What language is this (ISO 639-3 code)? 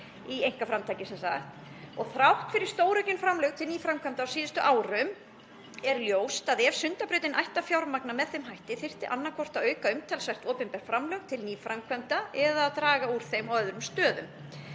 isl